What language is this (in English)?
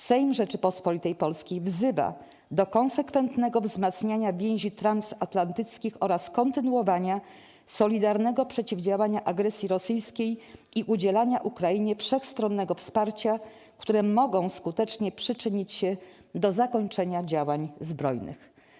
Polish